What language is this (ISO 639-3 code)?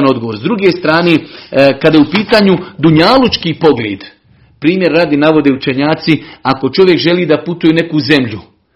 hrv